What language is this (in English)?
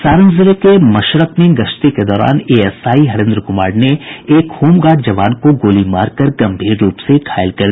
Hindi